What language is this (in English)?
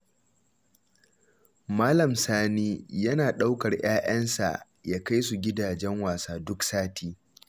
Hausa